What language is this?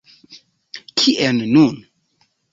Esperanto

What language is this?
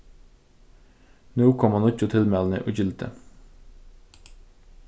Faroese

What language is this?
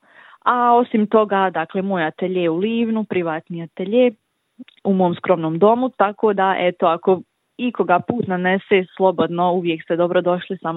Croatian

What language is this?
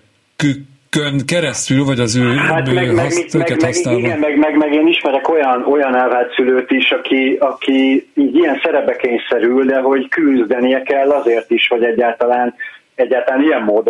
Hungarian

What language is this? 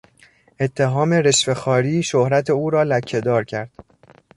Persian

